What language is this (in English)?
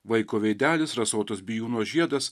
Lithuanian